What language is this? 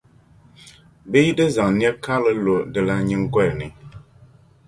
Dagbani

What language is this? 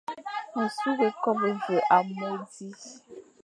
Fang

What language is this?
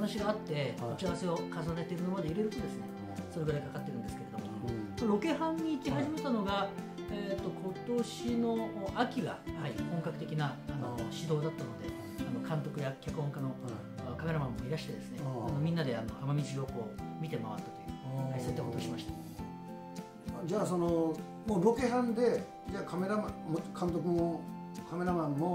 Japanese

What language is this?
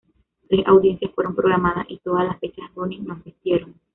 Spanish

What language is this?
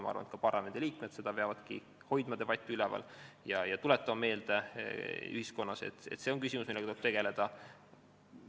Estonian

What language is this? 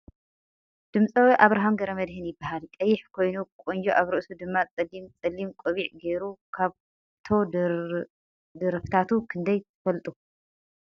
Tigrinya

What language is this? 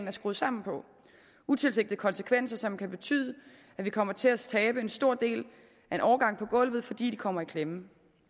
Danish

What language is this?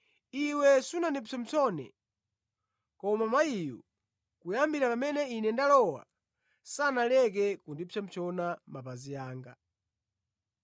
Nyanja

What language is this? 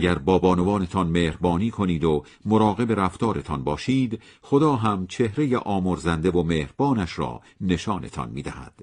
Persian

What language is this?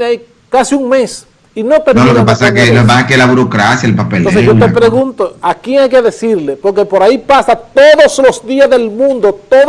Spanish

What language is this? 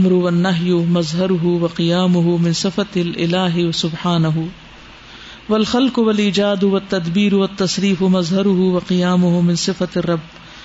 Urdu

